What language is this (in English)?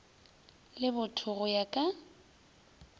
Northern Sotho